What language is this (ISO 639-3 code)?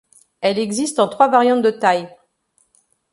fra